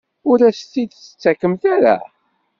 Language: Kabyle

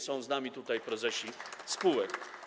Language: Polish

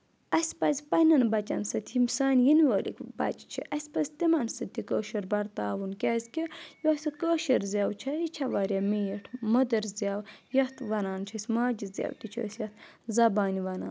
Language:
Kashmiri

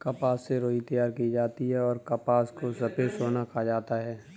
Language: Hindi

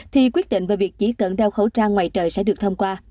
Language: Vietnamese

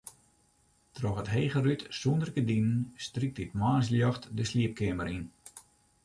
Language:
Western Frisian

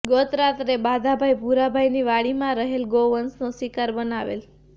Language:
Gujarati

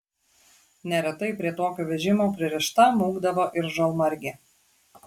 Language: Lithuanian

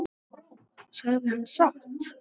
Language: Icelandic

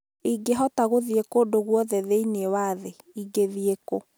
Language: Kikuyu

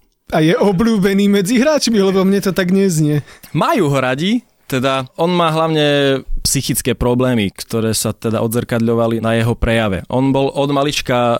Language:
Slovak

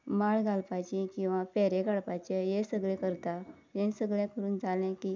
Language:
Konkani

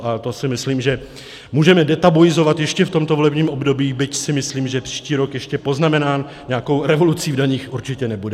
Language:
Czech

